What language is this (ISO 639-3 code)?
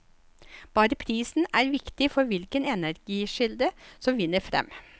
nor